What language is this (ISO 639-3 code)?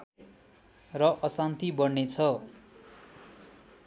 nep